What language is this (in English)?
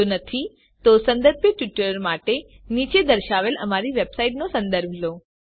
Gujarati